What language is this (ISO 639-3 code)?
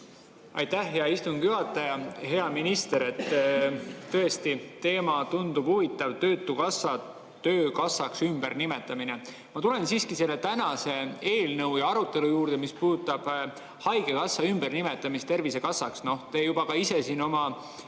est